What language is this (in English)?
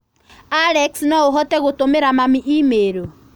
Kikuyu